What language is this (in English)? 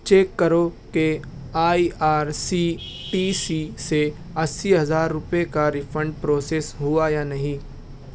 Urdu